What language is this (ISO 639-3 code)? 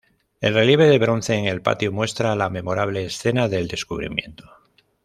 spa